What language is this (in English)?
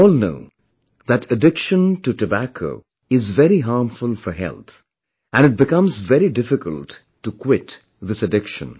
English